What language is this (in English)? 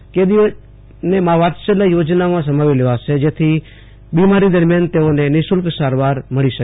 Gujarati